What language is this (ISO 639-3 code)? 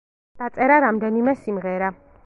kat